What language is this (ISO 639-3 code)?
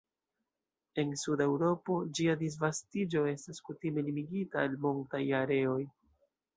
epo